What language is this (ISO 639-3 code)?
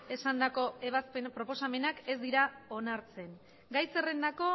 eus